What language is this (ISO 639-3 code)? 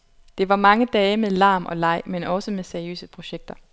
dan